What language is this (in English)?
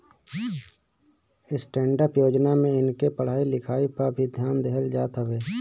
Bhojpuri